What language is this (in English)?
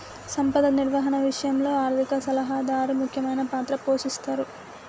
Telugu